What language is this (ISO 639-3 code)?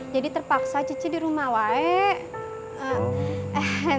ind